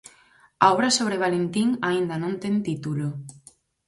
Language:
Galician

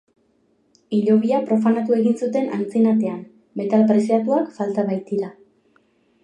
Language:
Basque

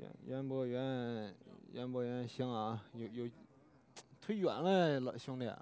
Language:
Chinese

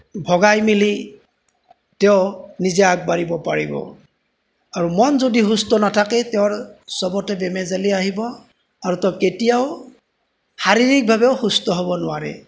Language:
Assamese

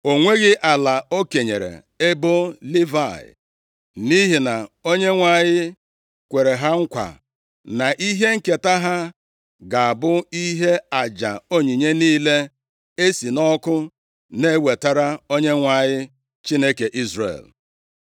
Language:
Igbo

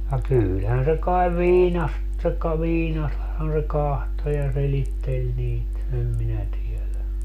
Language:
Finnish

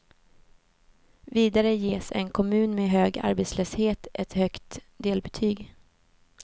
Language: Swedish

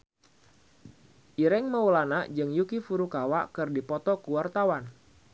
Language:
Sundanese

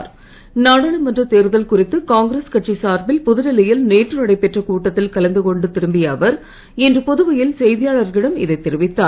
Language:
Tamil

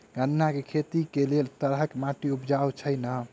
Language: Maithili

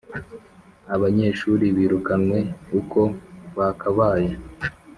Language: Kinyarwanda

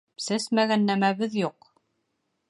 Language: Bashkir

